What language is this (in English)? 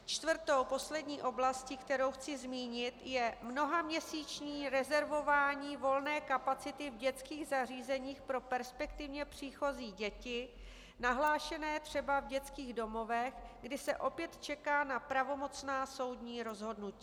Czech